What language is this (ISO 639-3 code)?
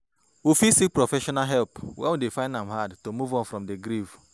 pcm